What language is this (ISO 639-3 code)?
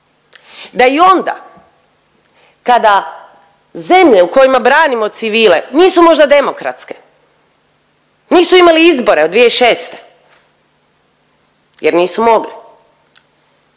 hrv